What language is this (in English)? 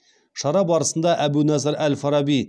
Kazakh